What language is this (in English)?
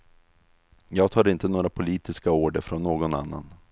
Swedish